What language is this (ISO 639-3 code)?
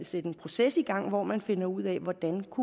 dan